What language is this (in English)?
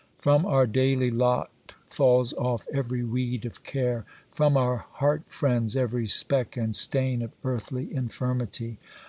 English